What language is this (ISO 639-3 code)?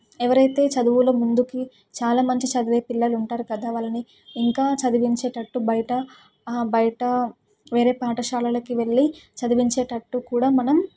tel